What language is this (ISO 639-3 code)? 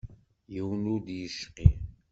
kab